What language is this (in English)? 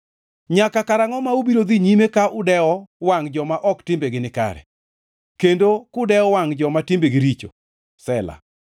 Luo (Kenya and Tanzania)